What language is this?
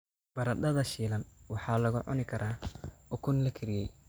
Somali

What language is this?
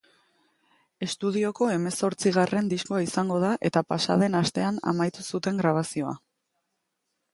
Basque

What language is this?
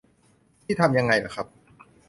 Thai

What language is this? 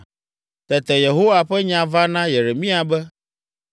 Ewe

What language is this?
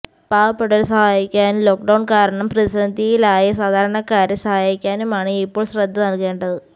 Malayalam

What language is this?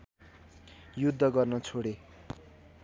Nepali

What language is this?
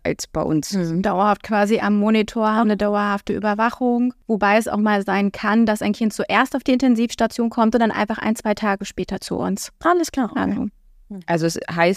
German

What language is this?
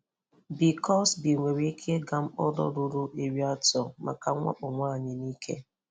Igbo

